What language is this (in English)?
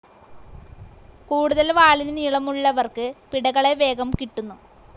Malayalam